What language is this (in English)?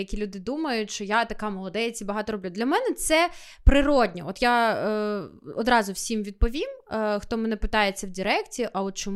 Ukrainian